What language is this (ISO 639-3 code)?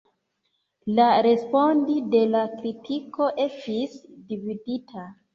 epo